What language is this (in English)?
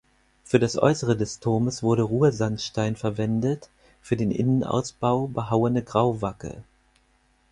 German